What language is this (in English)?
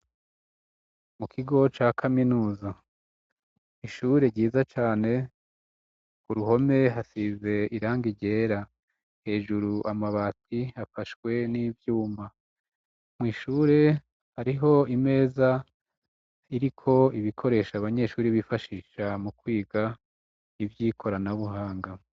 Rundi